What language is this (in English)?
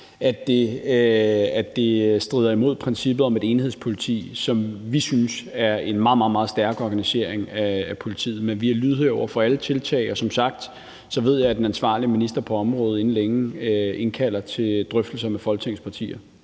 Danish